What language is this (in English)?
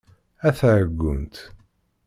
Kabyle